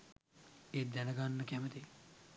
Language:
Sinhala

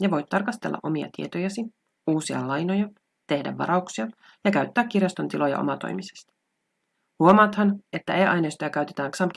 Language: Finnish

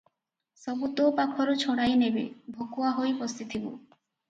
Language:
Odia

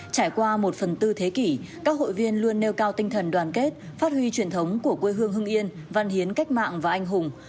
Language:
Vietnamese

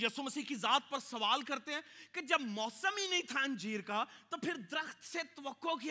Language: Urdu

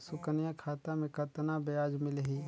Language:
Chhattisgarhi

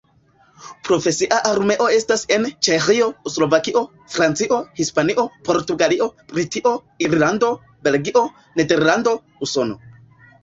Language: Esperanto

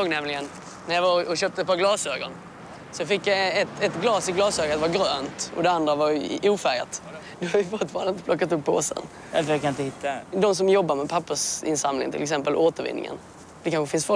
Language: Swedish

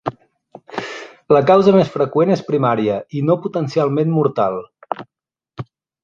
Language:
Catalan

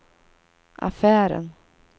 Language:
Swedish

